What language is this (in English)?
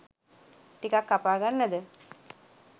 Sinhala